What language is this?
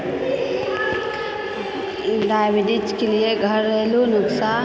Maithili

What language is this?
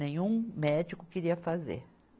Portuguese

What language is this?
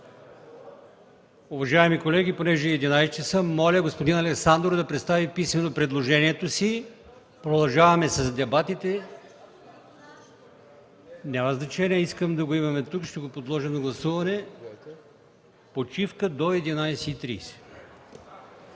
Bulgarian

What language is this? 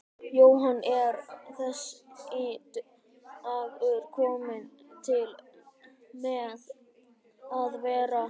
Icelandic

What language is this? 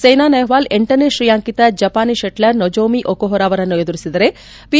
Kannada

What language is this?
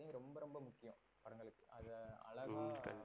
Tamil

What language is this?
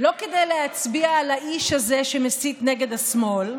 Hebrew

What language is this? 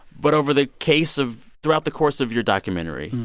English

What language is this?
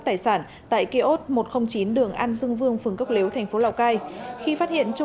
Vietnamese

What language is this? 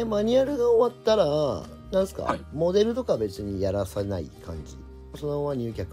Japanese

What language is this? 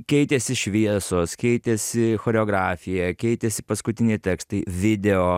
Lithuanian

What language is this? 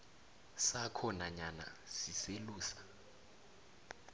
South Ndebele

